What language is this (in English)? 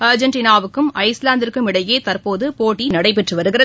Tamil